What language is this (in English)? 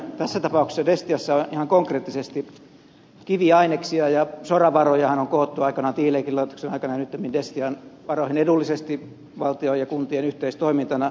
Finnish